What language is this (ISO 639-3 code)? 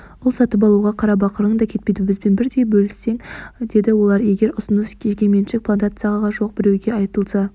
kaz